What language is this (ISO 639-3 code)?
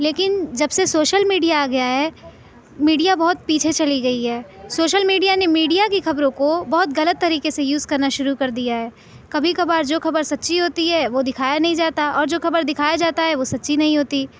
urd